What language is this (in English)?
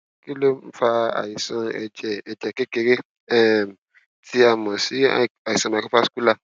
Yoruba